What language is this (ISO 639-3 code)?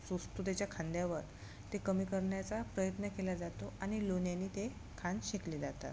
mar